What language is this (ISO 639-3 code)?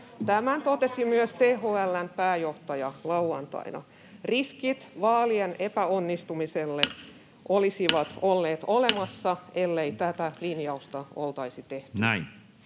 fin